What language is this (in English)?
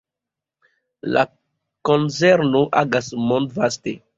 Esperanto